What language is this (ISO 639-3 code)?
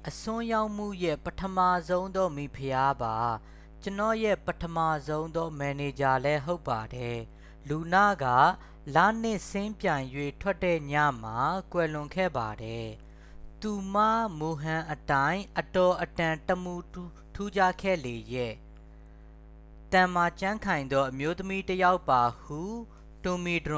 mya